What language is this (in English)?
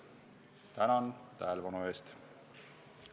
Estonian